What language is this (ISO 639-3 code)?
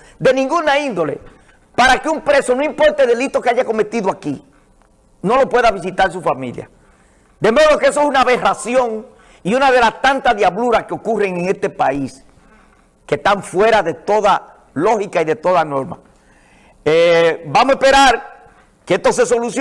spa